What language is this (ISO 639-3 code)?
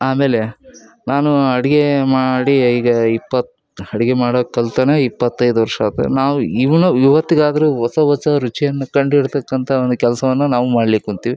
kan